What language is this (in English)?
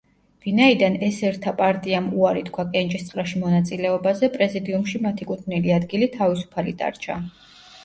Georgian